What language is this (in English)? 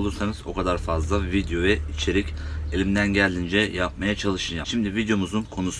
Turkish